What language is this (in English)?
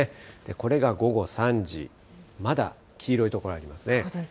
Japanese